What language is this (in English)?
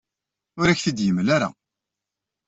Kabyle